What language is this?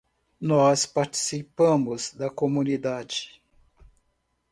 Portuguese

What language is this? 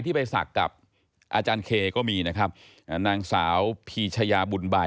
Thai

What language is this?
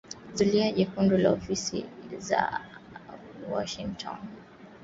Swahili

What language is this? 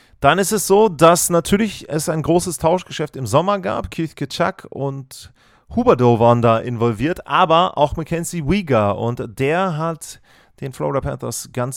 German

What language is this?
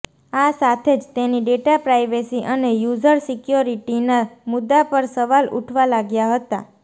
Gujarati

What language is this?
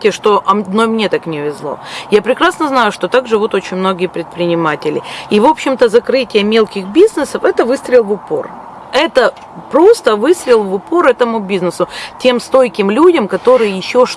Russian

